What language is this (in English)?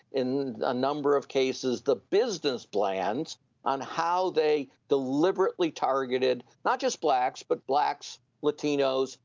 English